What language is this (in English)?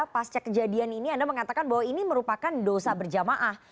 Indonesian